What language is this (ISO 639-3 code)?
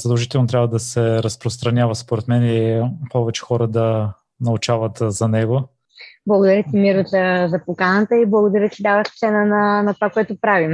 bul